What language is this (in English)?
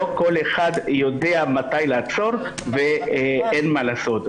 Hebrew